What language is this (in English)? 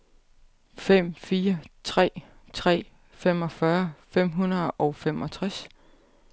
Danish